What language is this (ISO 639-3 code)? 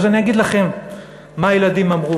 heb